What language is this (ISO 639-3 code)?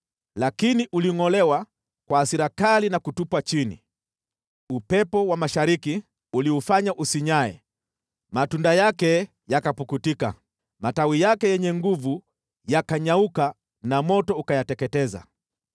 swa